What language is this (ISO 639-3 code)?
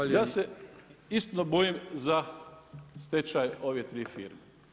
hrv